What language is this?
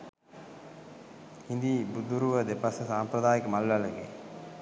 Sinhala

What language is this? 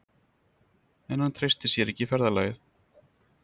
Icelandic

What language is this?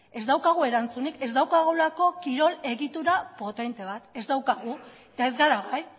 Basque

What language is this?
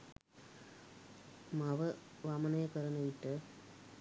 Sinhala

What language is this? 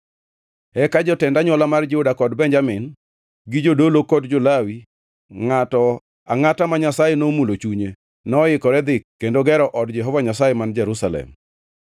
Luo (Kenya and Tanzania)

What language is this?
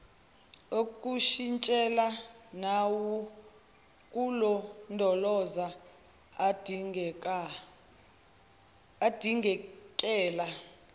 Zulu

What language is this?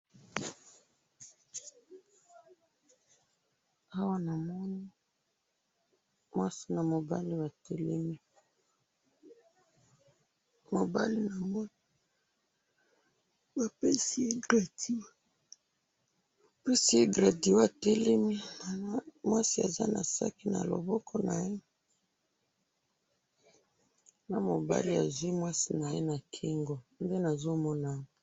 Lingala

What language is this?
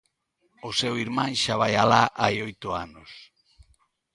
Galician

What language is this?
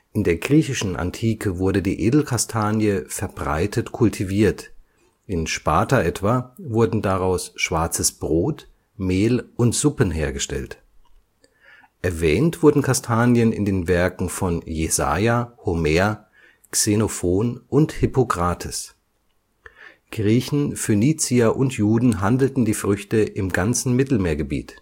German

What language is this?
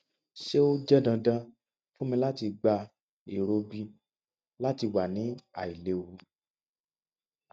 Yoruba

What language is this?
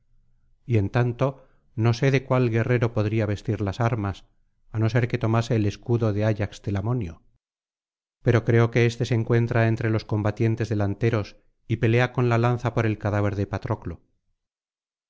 Spanish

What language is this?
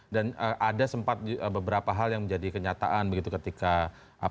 Indonesian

